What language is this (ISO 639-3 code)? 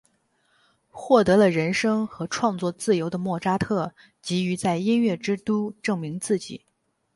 zho